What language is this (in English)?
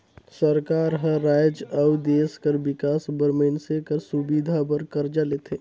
Chhattisgarhi